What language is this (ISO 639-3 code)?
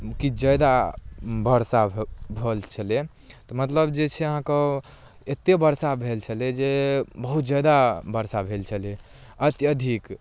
mai